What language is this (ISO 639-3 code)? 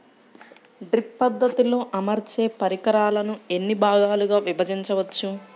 tel